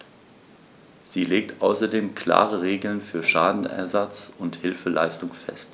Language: German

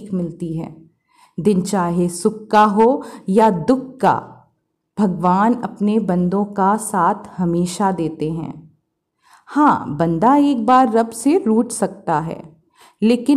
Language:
Hindi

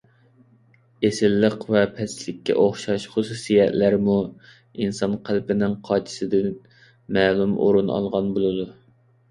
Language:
Uyghur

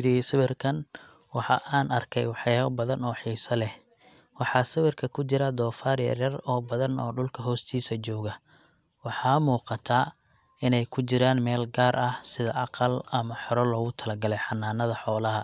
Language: Somali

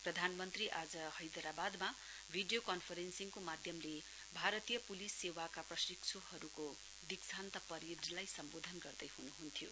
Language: Nepali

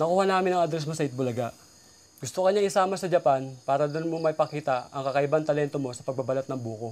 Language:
Filipino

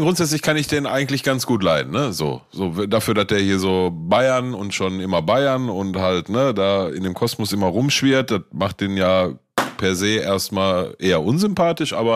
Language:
German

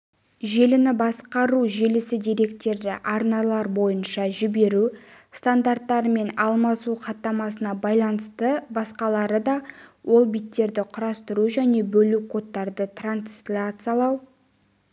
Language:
Kazakh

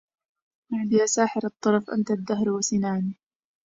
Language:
Arabic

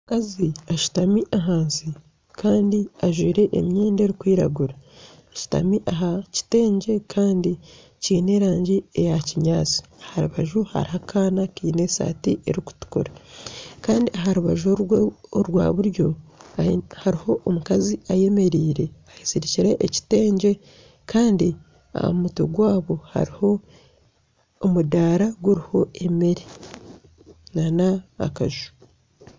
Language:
Nyankole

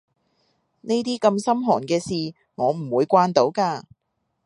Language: Cantonese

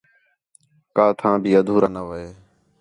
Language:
Khetrani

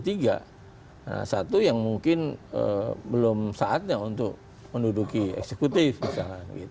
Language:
Indonesian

